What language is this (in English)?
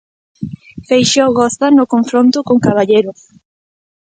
Galician